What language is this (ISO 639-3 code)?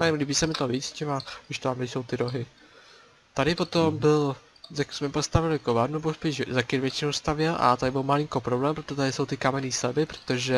ces